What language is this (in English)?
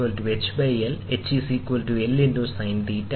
Malayalam